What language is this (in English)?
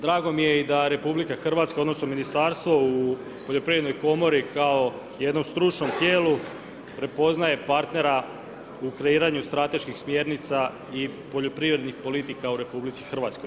Croatian